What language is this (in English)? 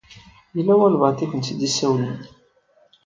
Kabyle